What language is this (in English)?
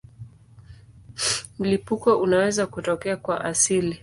Swahili